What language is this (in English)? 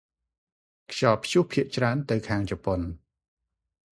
Khmer